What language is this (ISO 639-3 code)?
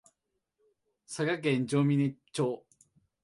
jpn